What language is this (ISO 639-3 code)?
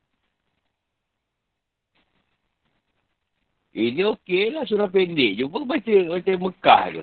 msa